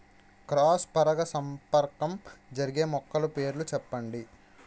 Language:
Telugu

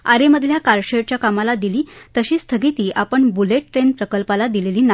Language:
Marathi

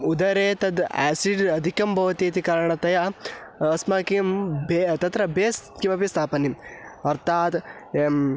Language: Sanskrit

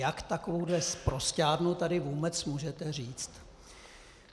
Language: Czech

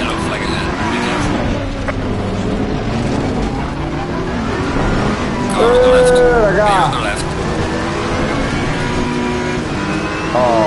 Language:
Italian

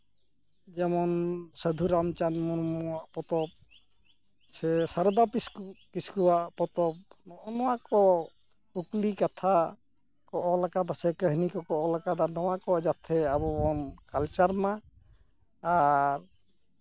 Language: Santali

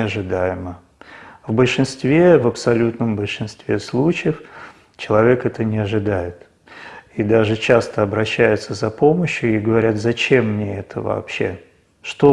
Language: Italian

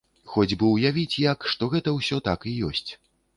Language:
Belarusian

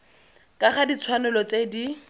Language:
Tswana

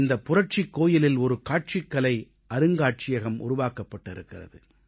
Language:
Tamil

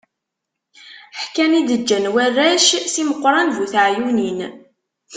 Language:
Kabyle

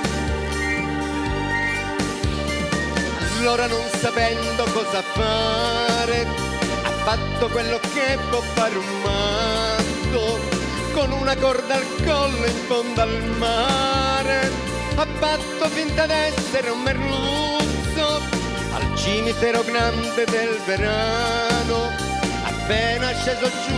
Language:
Italian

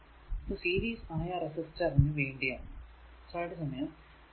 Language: Malayalam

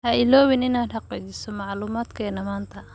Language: Somali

